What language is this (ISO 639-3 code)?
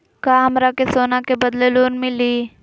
mag